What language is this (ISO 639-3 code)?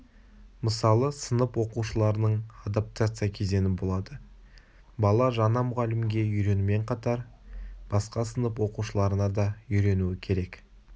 kaz